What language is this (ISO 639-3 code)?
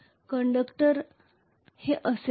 mar